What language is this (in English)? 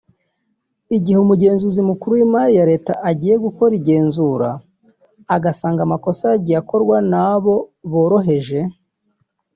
Kinyarwanda